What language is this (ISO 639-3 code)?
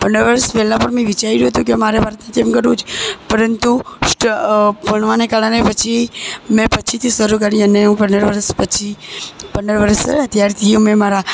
guj